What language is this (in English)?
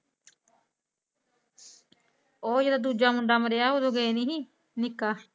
Punjabi